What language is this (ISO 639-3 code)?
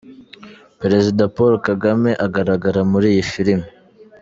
kin